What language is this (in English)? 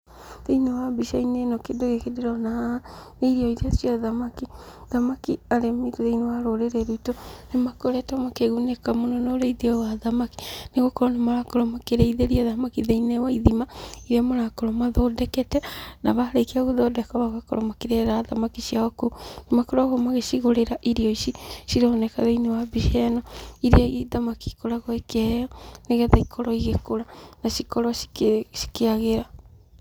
Kikuyu